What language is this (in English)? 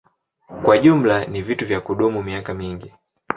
Swahili